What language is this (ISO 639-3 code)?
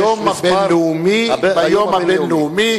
heb